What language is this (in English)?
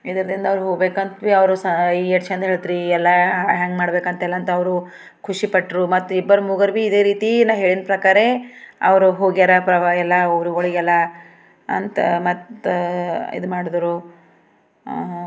Kannada